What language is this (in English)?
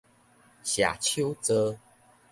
Min Nan Chinese